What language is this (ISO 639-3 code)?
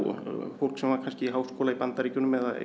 isl